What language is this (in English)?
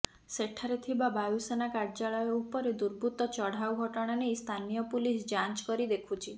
Odia